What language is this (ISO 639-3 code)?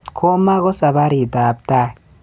kln